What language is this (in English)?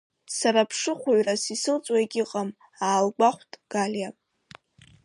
Abkhazian